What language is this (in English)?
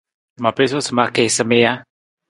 Nawdm